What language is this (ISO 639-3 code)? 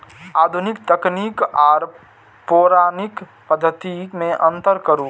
mai